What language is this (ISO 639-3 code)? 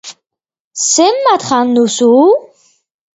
eus